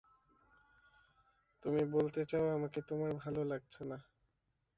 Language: Bangla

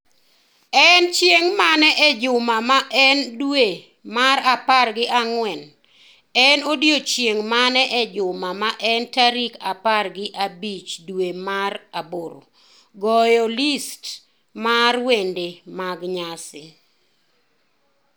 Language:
Luo (Kenya and Tanzania)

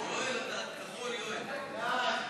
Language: Hebrew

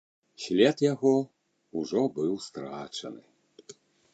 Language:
Belarusian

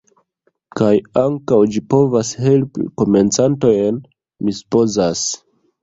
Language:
Esperanto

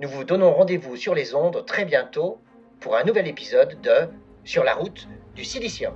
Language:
French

